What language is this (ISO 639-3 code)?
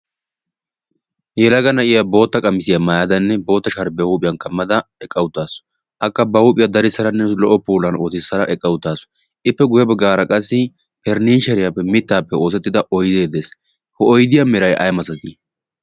wal